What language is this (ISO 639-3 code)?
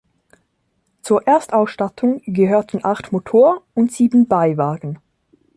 deu